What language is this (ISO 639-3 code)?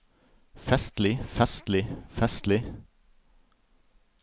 nor